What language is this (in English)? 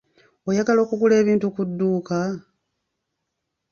Ganda